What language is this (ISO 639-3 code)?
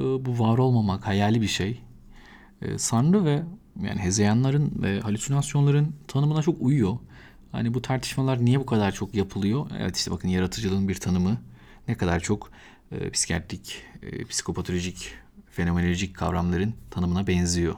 tur